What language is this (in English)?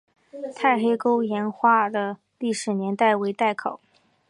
Chinese